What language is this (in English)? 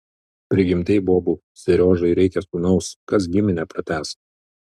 Lithuanian